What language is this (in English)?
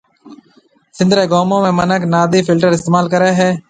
Marwari (Pakistan)